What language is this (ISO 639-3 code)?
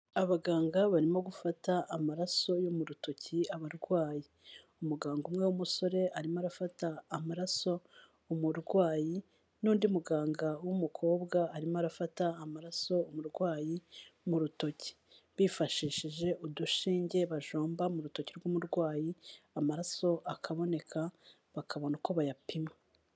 kin